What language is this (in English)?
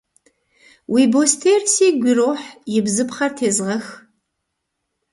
Kabardian